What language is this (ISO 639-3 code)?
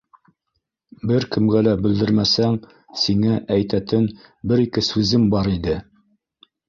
bak